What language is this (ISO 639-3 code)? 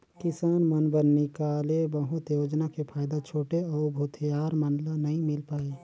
hne